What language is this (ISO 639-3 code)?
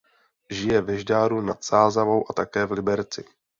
ces